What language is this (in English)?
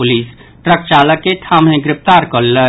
Maithili